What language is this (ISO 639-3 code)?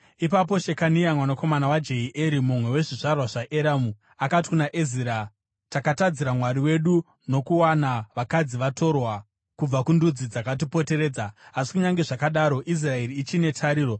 sna